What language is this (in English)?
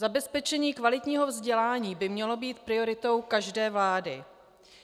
Czech